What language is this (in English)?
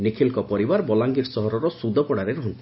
Odia